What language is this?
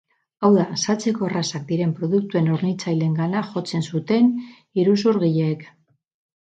Basque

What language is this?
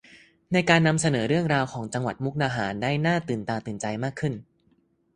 Thai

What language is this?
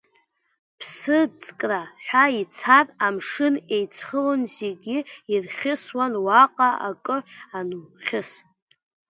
Abkhazian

